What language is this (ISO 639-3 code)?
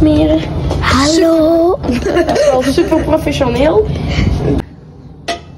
nld